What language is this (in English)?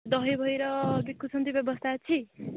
Odia